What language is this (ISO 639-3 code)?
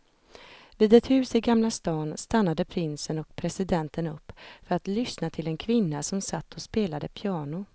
swe